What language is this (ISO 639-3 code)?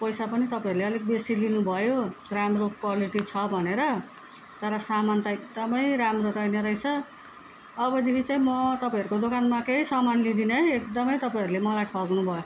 nep